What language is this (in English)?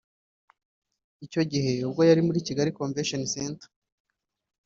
Kinyarwanda